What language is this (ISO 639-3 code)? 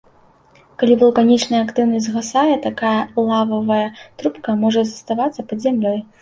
bel